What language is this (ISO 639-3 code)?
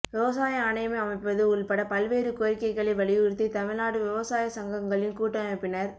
tam